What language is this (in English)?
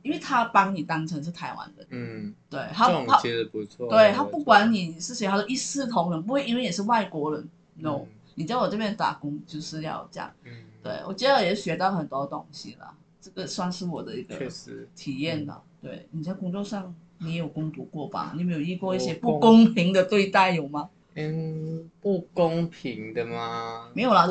Chinese